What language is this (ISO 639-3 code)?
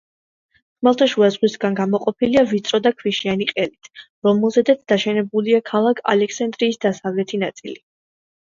kat